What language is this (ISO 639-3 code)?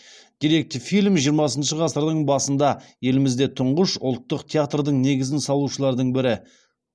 kaz